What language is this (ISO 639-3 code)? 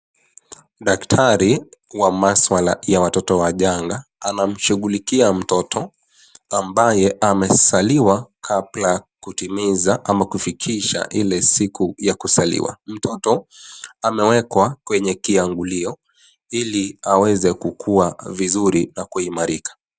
swa